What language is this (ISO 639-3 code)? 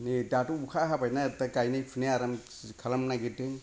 brx